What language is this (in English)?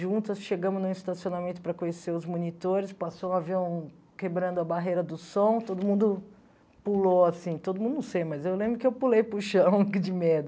Portuguese